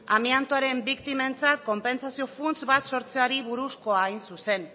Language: Basque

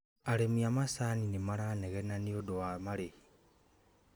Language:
Kikuyu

